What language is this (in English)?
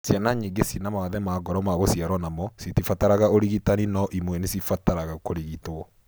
Kikuyu